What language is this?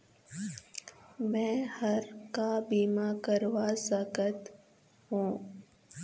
Chhattisgarhi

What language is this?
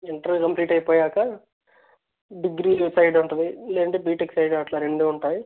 Telugu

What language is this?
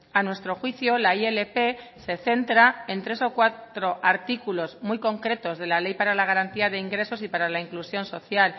Spanish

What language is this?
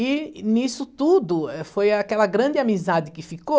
Portuguese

